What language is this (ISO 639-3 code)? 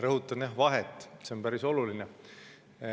est